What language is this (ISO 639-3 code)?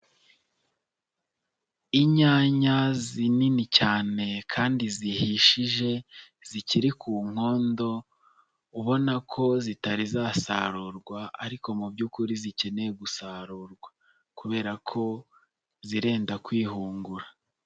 kin